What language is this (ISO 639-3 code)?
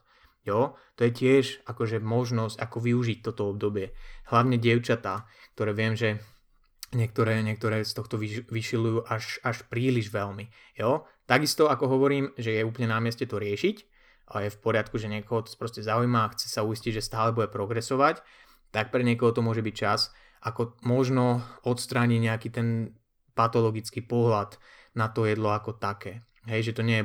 slk